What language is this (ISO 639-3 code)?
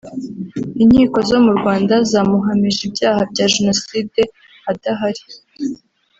kin